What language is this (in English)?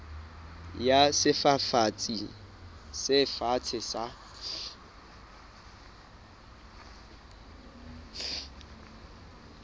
Southern Sotho